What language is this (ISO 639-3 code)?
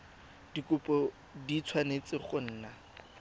tsn